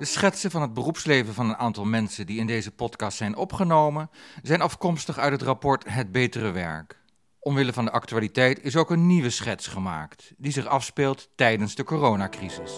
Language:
Dutch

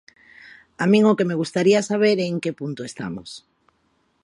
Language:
Galician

